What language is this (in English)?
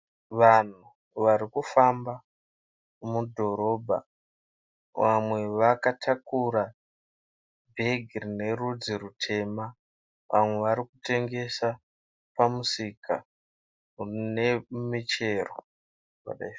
Shona